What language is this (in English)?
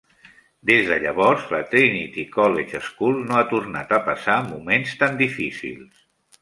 Catalan